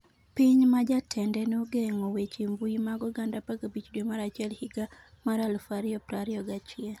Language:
Luo (Kenya and Tanzania)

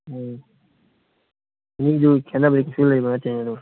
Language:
Manipuri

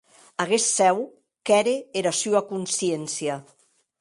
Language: Occitan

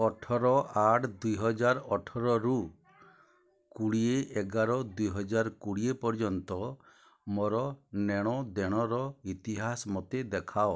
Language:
Odia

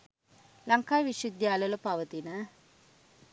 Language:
Sinhala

